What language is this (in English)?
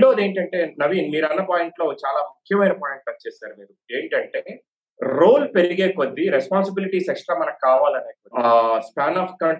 Telugu